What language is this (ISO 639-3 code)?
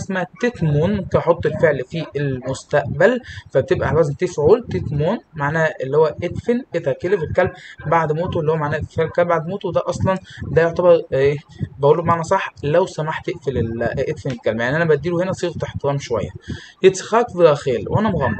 ara